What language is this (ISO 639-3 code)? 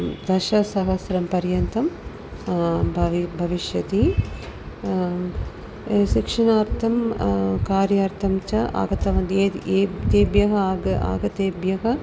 san